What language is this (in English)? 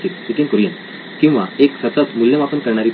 Marathi